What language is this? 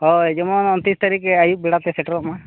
Santali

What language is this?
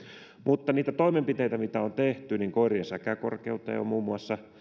Finnish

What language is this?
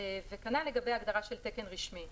Hebrew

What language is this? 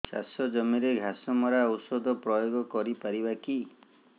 Odia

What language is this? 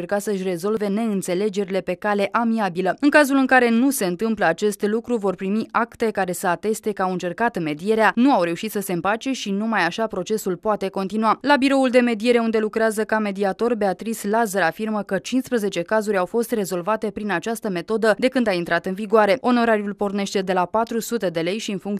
Romanian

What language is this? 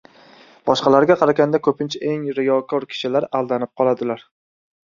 Uzbek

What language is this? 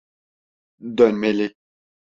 Turkish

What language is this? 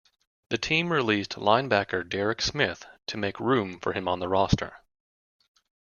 English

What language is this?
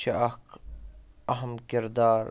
Kashmiri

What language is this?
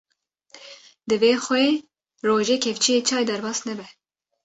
Kurdish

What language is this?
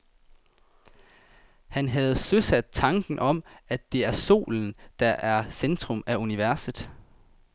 Danish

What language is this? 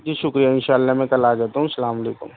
Urdu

